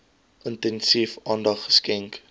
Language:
Afrikaans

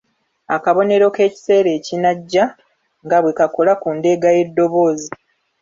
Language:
Ganda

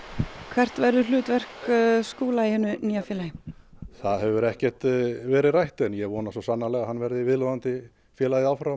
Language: Icelandic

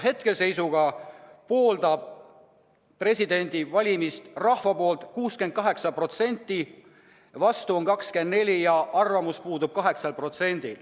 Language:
Estonian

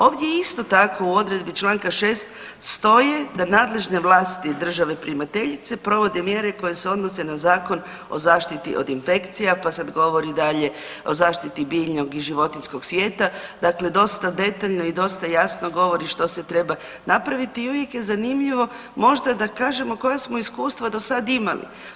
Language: Croatian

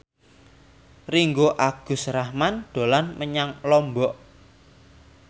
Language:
Javanese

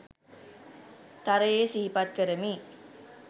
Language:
Sinhala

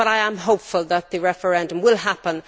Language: English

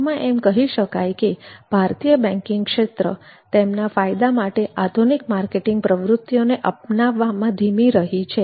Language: Gujarati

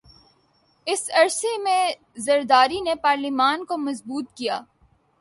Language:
Urdu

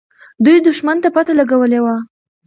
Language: Pashto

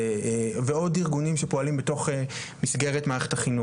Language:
Hebrew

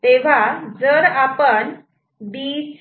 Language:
Marathi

